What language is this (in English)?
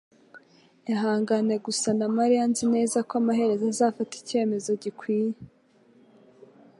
Kinyarwanda